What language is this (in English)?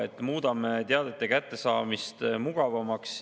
Estonian